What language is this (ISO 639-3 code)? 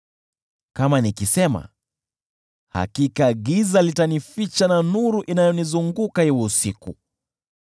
swa